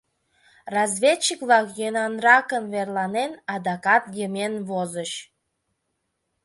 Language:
Mari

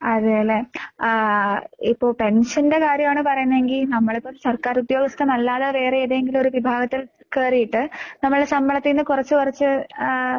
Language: Malayalam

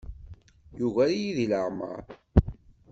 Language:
Kabyle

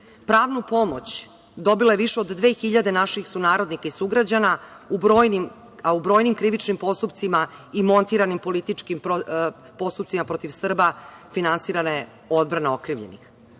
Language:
Serbian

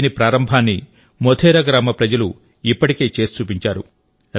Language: Telugu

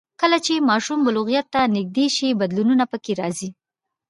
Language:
Pashto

